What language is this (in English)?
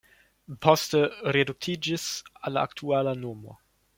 Esperanto